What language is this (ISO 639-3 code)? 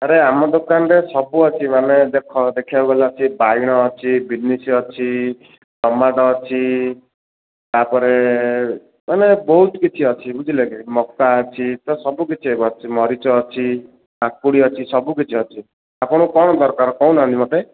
ori